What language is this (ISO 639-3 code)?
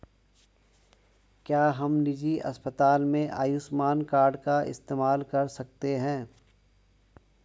hin